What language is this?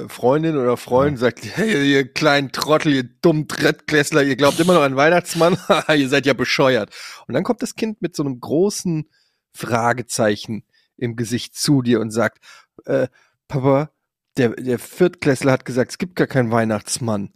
German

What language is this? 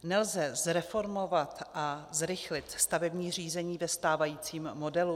Czech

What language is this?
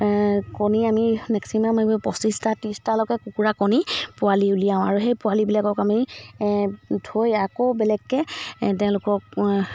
Assamese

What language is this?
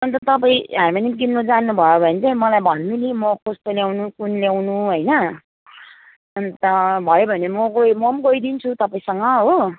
Nepali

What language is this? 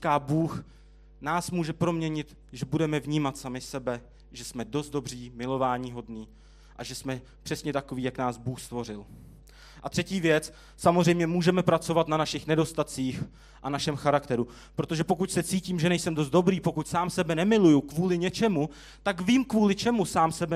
Czech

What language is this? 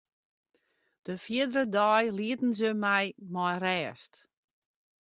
Western Frisian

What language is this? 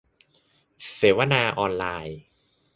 Thai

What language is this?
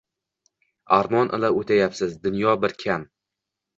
Uzbek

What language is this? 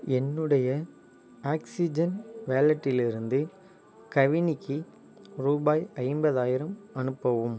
Tamil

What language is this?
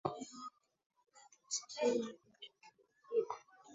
Swahili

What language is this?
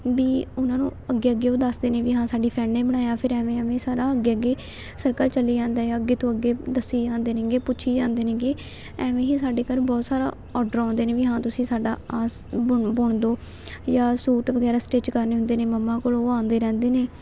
Punjabi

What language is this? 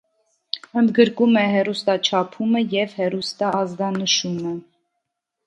Armenian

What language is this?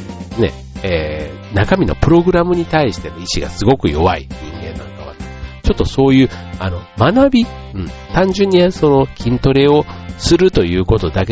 Japanese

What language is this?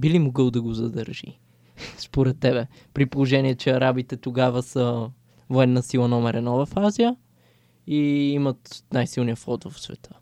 Bulgarian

